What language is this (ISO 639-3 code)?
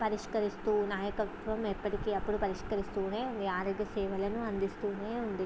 tel